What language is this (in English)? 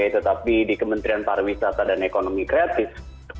Indonesian